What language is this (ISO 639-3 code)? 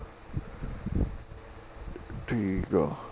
pan